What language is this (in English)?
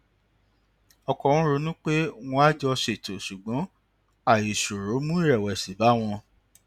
Yoruba